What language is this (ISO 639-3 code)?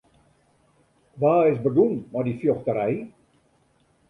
fry